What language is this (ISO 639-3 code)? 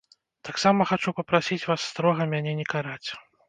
bel